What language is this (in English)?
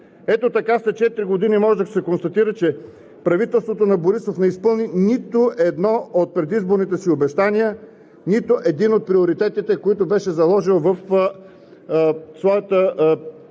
Bulgarian